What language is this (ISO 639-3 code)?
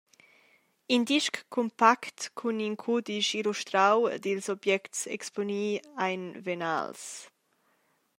roh